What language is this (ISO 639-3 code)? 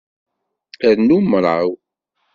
kab